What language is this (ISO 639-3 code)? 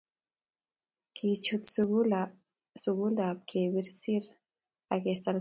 kln